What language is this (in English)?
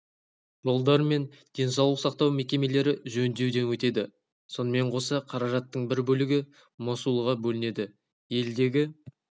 Kazakh